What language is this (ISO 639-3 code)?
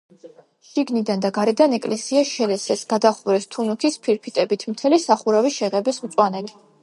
kat